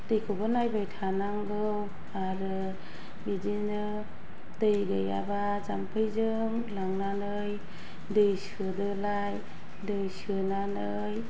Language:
Bodo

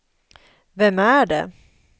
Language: Swedish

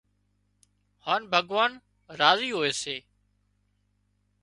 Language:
Wadiyara Koli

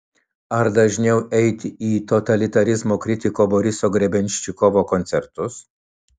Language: Lithuanian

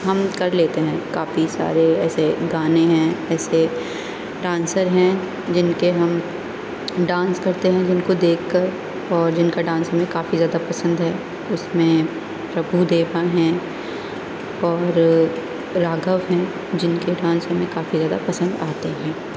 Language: Urdu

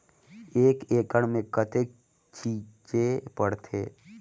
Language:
Chhattisgarhi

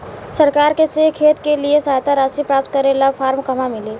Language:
Bhojpuri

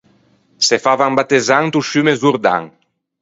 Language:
Ligurian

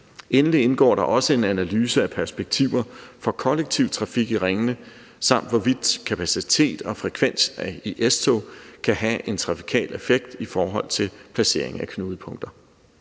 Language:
Danish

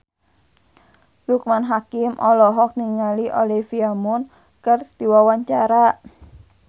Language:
Sundanese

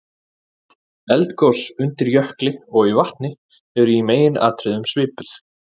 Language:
Icelandic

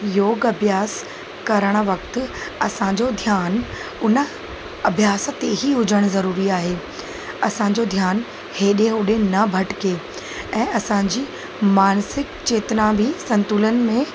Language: Sindhi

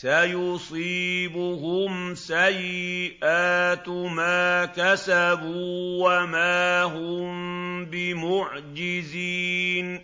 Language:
Arabic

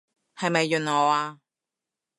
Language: Cantonese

